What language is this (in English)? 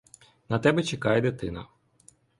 Ukrainian